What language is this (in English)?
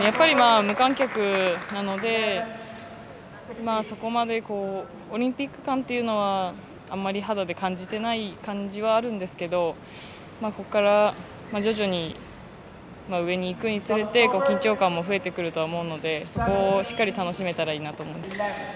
Japanese